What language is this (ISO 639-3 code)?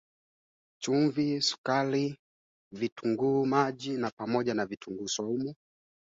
swa